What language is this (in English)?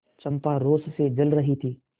Hindi